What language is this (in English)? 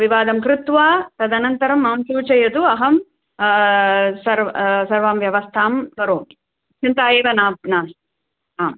Sanskrit